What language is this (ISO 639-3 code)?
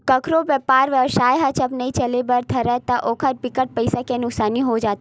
hne